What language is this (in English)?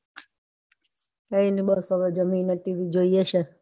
Gujarati